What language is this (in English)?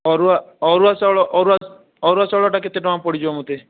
Odia